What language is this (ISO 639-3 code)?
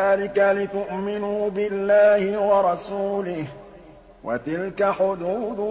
ara